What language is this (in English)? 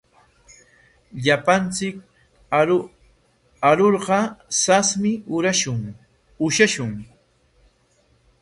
Corongo Ancash Quechua